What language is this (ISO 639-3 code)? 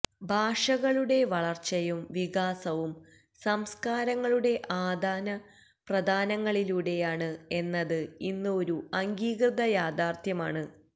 mal